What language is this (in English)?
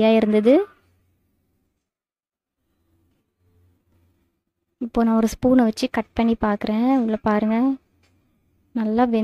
Indonesian